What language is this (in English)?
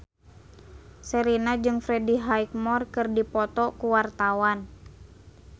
Sundanese